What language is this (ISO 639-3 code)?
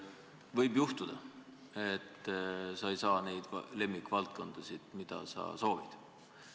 est